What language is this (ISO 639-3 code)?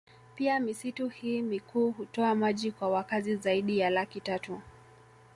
swa